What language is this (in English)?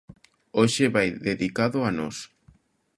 Galician